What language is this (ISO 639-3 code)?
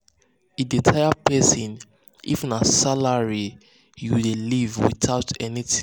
pcm